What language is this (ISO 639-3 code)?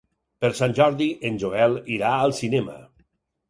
cat